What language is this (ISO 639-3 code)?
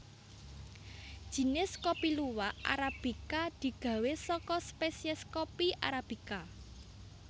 jav